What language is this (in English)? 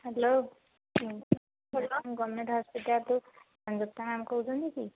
Odia